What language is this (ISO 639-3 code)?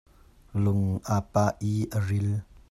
cnh